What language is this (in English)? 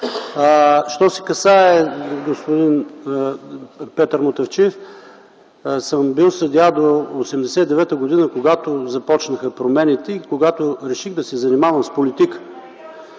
Bulgarian